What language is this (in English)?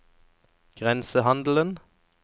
Norwegian